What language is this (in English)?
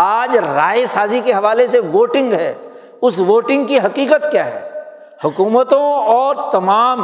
Urdu